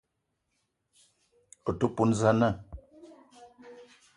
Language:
Eton (Cameroon)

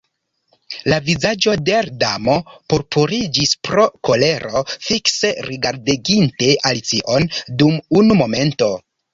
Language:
Esperanto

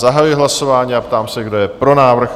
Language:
Czech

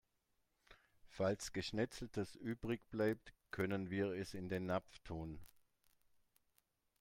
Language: German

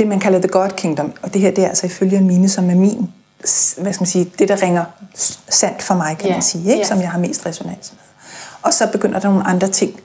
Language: Danish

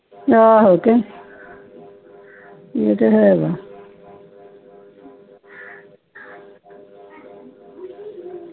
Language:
Punjabi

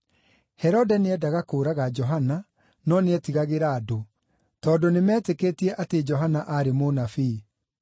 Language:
Kikuyu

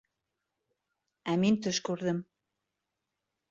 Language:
Bashkir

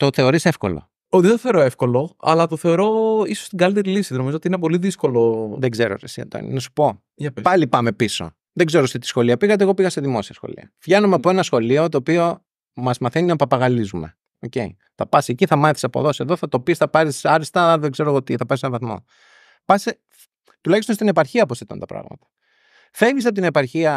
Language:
Greek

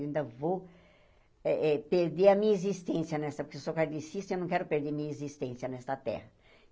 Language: Portuguese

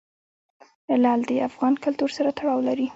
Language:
Pashto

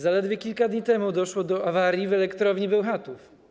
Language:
Polish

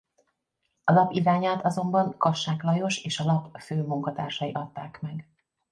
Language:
Hungarian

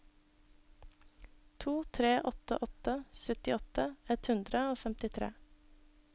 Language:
Norwegian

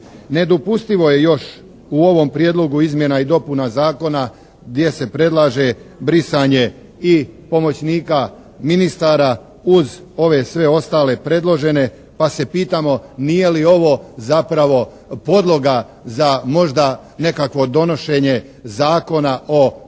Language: Croatian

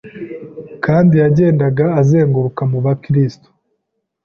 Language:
Kinyarwanda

